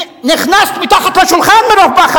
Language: Hebrew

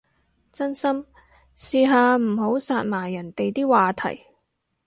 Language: Cantonese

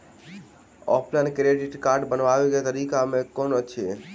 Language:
Maithili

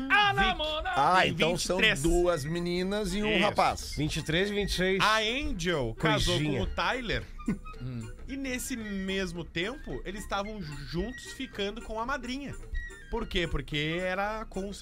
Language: Portuguese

